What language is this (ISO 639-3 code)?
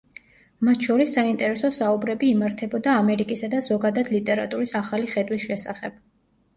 kat